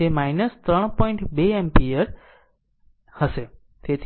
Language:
Gujarati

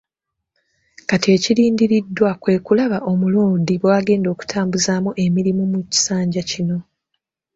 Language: Ganda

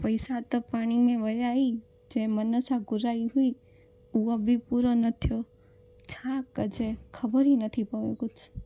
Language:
Sindhi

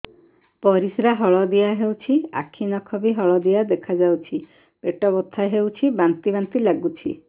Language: Odia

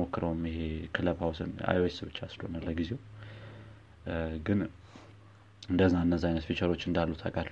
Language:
Amharic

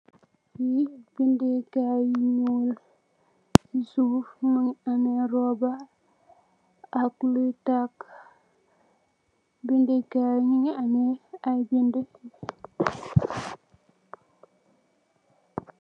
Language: Wolof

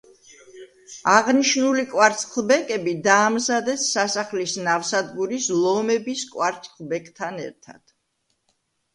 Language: Georgian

